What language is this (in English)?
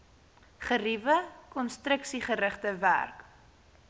Afrikaans